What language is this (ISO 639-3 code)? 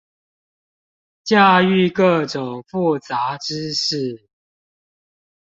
zho